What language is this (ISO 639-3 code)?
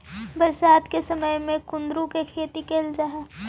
mag